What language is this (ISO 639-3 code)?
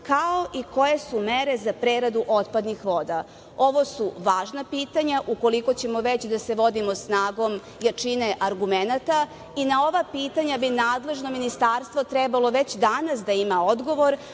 srp